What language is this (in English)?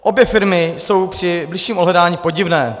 Czech